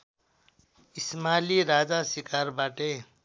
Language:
Nepali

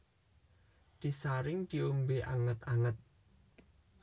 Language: Javanese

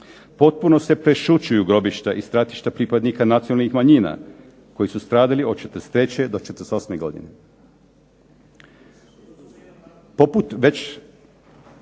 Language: Croatian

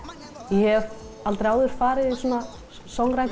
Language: Icelandic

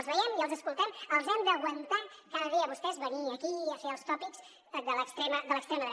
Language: Catalan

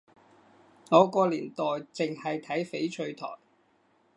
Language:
Cantonese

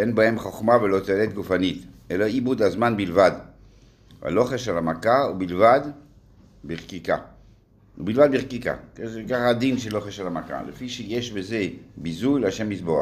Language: Hebrew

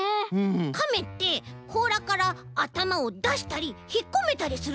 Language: Japanese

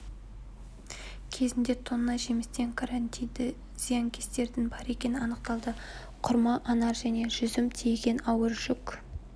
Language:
Kazakh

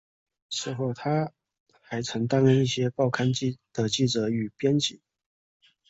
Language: Chinese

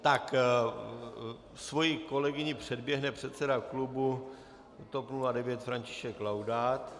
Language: Czech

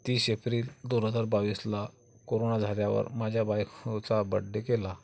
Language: Marathi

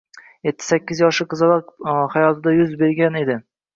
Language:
Uzbek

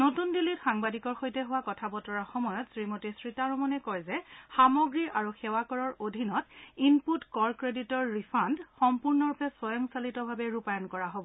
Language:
Assamese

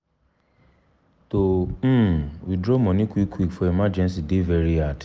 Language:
Nigerian Pidgin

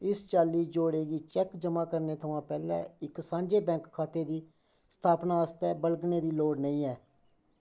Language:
Dogri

